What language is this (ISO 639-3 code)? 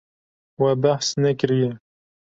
kur